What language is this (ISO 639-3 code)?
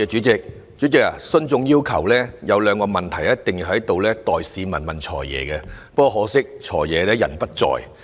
yue